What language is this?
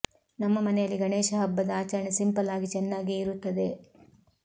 Kannada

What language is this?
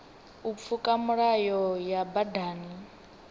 Venda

